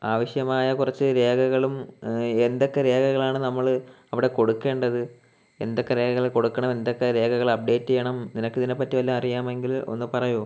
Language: Malayalam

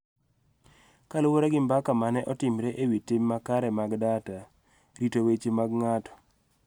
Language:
Luo (Kenya and Tanzania)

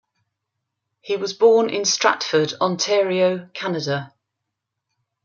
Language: English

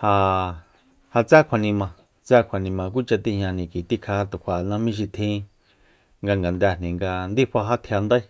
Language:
Soyaltepec Mazatec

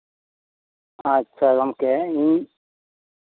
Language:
Santali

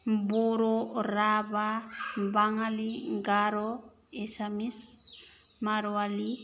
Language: Bodo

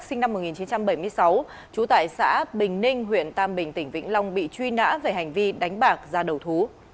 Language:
Vietnamese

